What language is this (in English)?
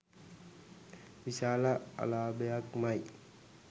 Sinhala